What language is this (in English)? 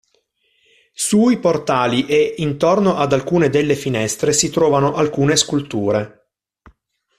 Italian